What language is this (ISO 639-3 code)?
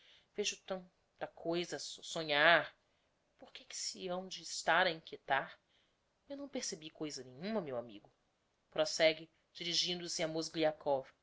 por